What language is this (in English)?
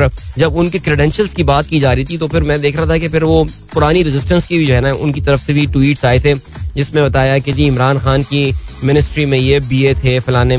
Hindi